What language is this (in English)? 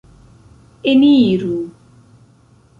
Esperanto